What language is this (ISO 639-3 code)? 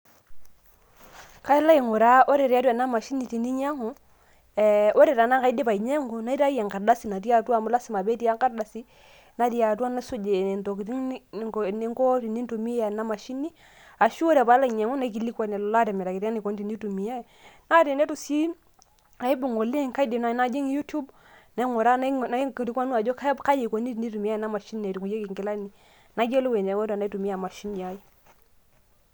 mas